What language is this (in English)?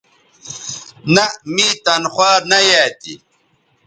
Bateri